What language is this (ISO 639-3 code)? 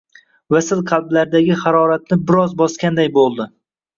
uzb